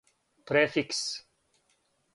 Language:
Serbian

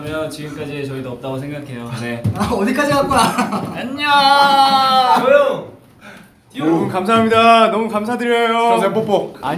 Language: Korean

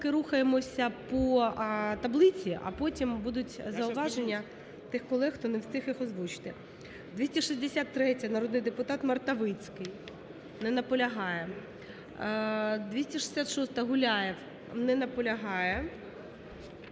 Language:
Ukrainian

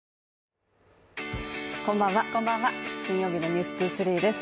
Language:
Japanese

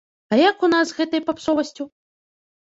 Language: Belarusian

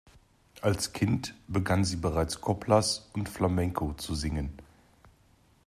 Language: German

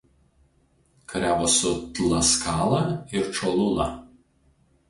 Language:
Lithuanian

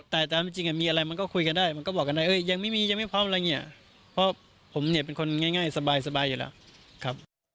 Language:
Thai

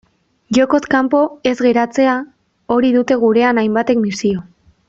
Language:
Basque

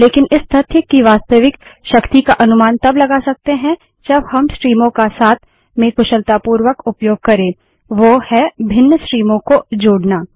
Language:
Hindi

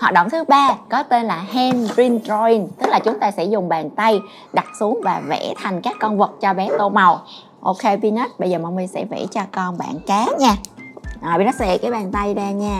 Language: Vietnamese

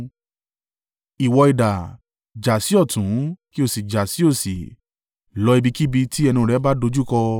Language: Yoruba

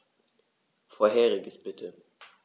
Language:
German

